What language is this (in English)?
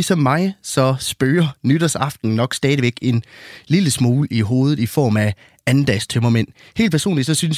Danish